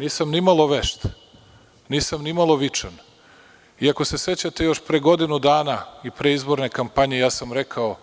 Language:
Serbian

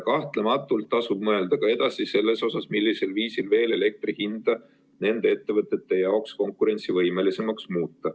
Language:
Estonian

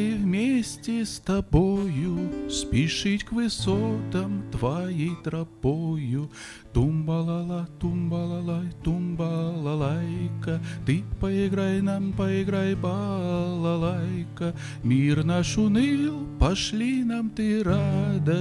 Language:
Russian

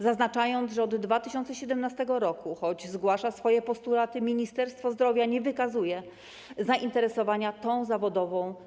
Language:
Polish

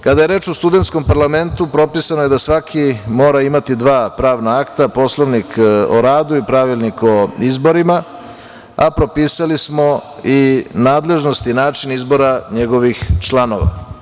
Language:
Serbian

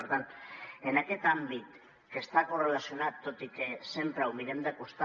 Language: Catalan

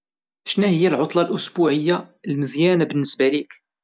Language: Moroccan Arabic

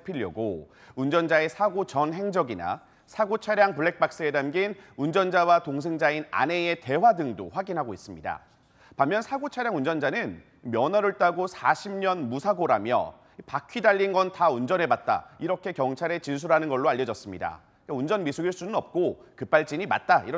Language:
Korean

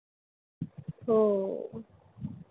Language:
Marathi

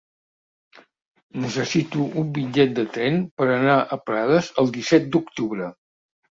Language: Catalan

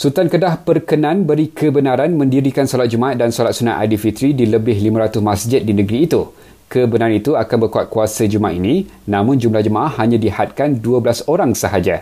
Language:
Malay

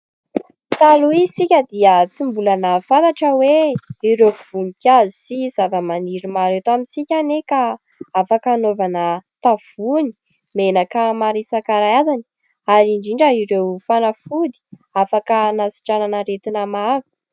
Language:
Malagasy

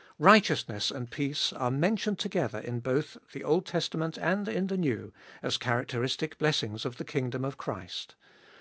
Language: English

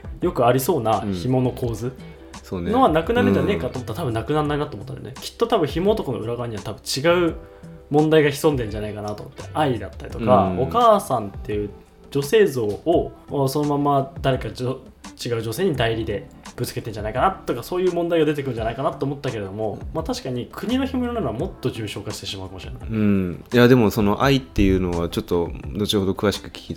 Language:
Japanese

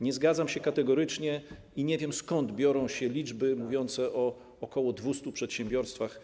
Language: Polish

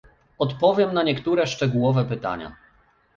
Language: Polish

